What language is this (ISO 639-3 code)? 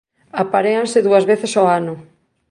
glg